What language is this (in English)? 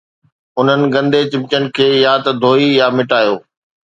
Sindhi